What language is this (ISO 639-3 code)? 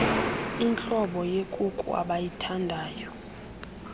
xho